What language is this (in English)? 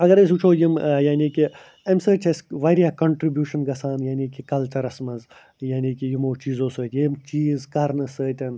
Kashmiri